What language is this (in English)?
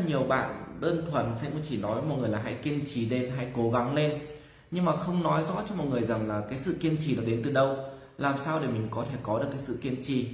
Vietnamese